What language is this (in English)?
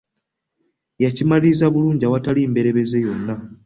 Ganda